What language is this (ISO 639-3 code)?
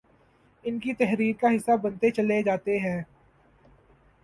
urd